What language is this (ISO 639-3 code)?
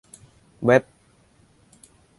tha